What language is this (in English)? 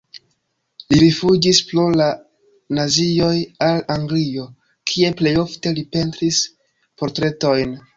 Esperanto